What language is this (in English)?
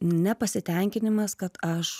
Lithuanian